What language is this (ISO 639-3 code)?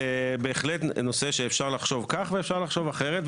heb